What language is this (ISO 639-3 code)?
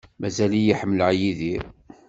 kab